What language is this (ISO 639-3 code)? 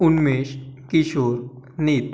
mar